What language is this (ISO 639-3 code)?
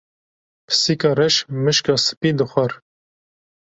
kur